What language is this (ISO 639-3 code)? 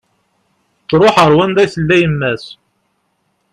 kab